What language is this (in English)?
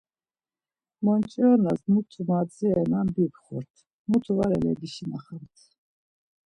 Laz